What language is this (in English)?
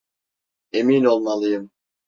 Turkish